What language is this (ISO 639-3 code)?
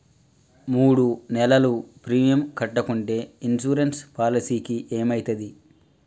tel